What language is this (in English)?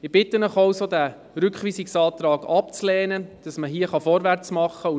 Swiss German